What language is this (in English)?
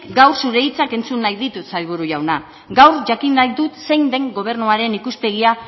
Basque